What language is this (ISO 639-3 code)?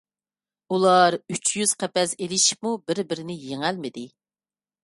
uig